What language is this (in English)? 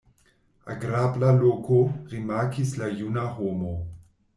Esperanto